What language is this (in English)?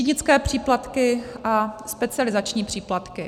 Czech